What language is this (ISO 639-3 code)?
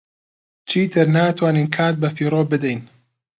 ckb